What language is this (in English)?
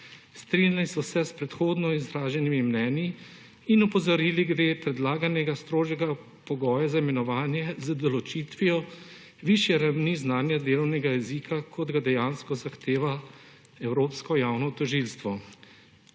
Slovenian